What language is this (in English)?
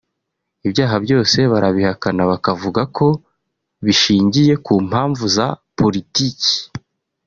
Kinyarwanda